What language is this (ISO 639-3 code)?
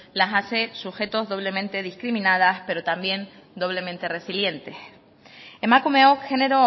spa